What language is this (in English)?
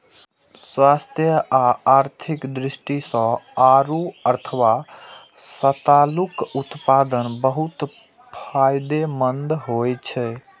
Maithili